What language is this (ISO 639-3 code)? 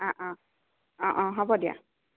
asm